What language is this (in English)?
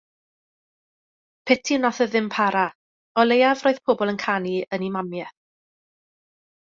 Welsh